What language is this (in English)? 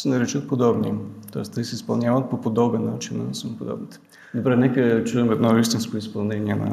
Bulgarian